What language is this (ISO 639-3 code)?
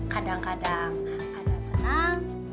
ind